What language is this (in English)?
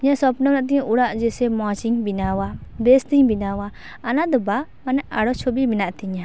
Santali